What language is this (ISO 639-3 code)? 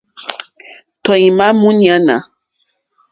bri